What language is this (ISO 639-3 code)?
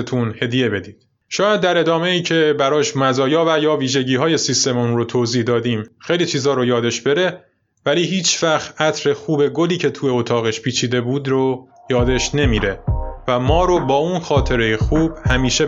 fas